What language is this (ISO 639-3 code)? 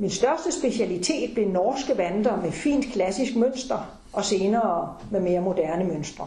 dan